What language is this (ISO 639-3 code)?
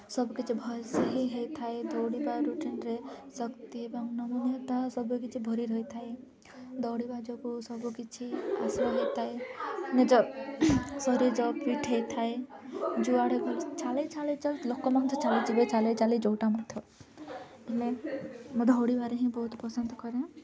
ori